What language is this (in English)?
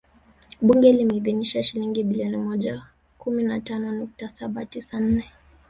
Swahili